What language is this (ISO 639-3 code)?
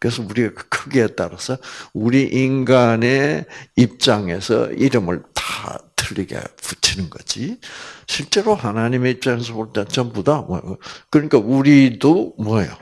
kor